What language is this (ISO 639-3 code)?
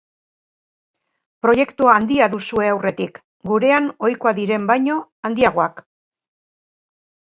eus